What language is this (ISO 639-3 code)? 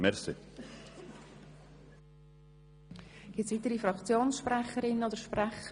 gsw